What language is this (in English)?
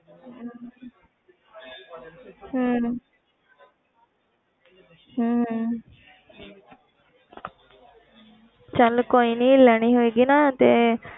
Punjabi